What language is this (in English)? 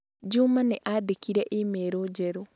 Kikuyu